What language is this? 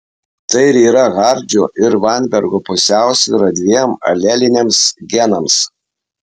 Lithuanian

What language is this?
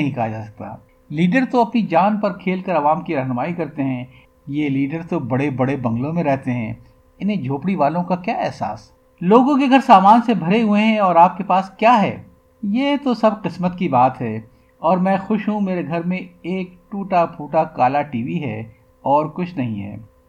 Urdu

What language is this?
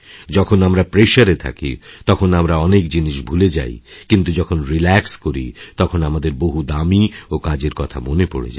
Bangla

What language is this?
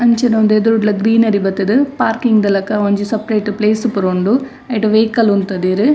Tulu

